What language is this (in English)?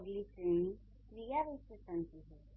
Hindi